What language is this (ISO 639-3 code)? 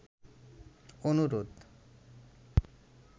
ben